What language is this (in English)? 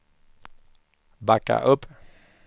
Swedish